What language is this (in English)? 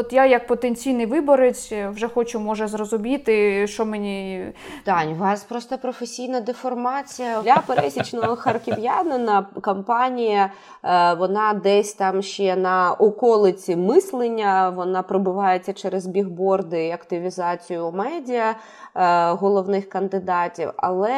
Ukrainian